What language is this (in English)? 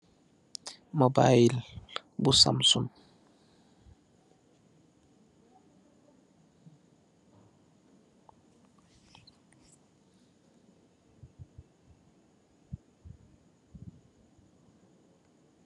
Wolof